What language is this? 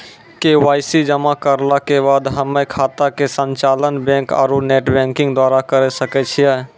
Maithili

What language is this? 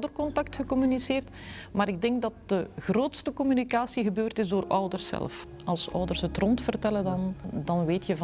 Dutch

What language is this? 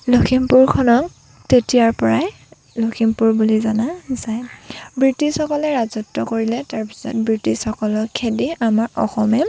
Assamese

